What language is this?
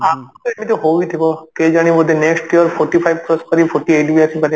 Odia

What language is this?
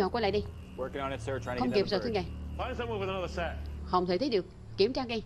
Vietnamese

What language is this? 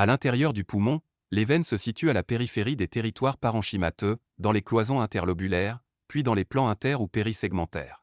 French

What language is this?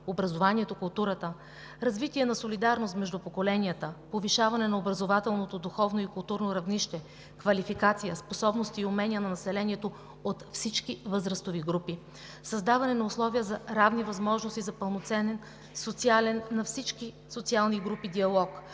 Bulgarian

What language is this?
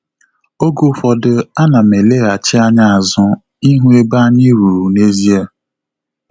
Igbo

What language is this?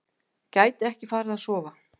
Icelandic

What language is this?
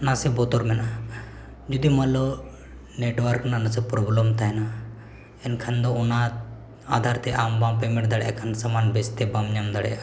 Santali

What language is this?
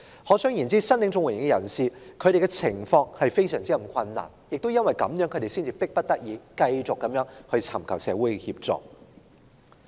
Cantonese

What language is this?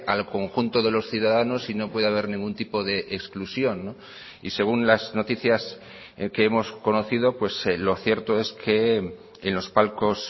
Spanish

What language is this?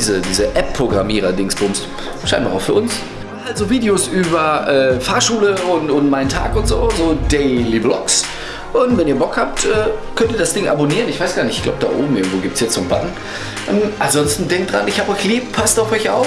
German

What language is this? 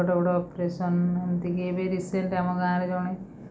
Odia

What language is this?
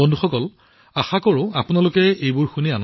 Assamese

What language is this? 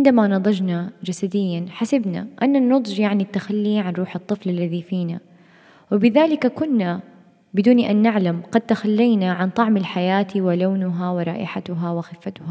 Arabic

